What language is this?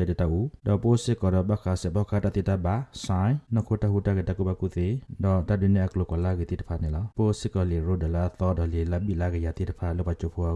Indonesian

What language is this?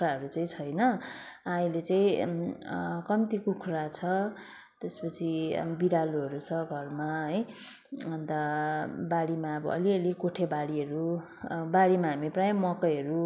Nepali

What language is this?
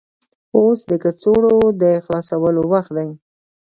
Pashto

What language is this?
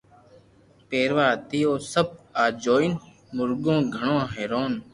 Loarki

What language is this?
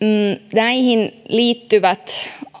Finnish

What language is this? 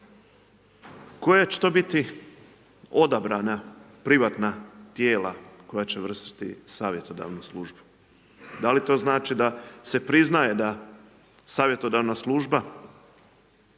Croatian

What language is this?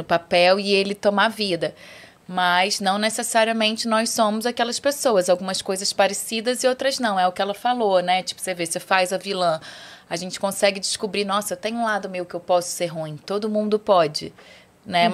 Portuguese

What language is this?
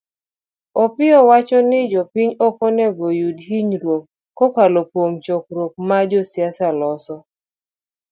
Luo (Kenya and Tanzania)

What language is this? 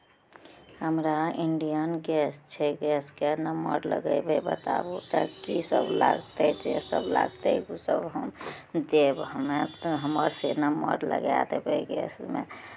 Maithili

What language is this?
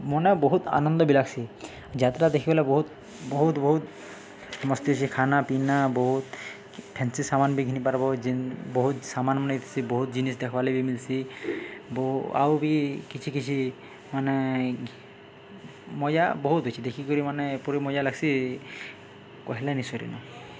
Odia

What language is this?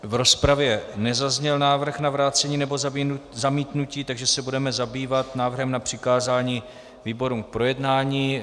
Czech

